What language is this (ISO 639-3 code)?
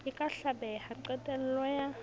sot